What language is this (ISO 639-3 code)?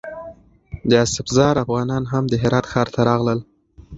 pus